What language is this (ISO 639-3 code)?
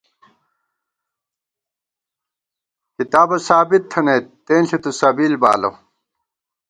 gwt